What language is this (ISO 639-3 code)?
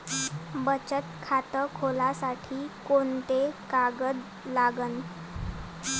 mar